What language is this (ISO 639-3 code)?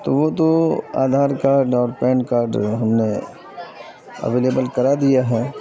urd